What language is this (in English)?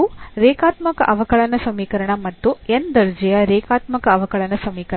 Kannada